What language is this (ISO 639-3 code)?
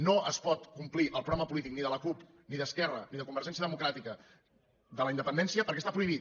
cat